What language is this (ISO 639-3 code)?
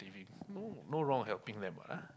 eng